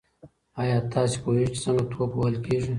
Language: Pashto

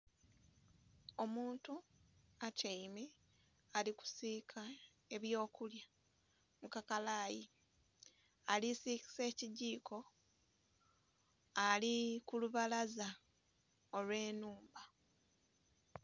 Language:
Soga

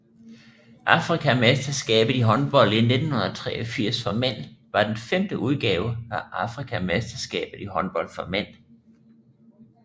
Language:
Danish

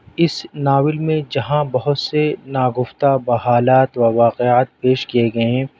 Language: Urdu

